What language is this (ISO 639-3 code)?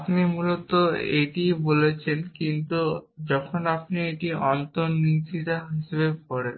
ben